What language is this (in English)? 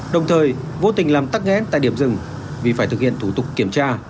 Vietnamese